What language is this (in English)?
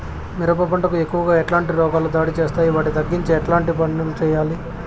Telugu